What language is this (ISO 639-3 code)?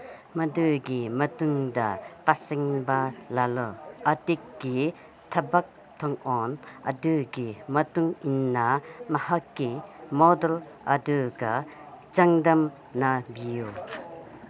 mni